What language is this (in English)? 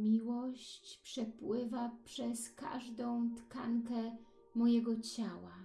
Polish